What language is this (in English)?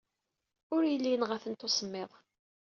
Kabyle